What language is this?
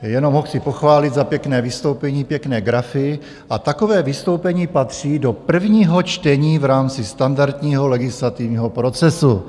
Czech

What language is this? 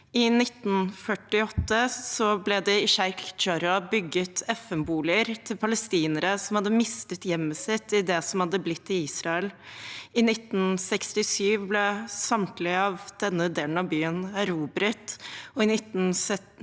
Norwegian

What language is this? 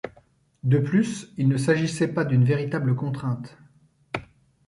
French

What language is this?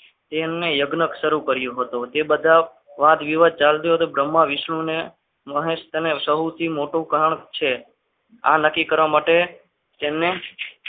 Gujarati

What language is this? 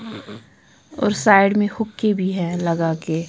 Hindi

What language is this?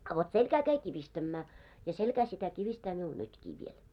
Finnish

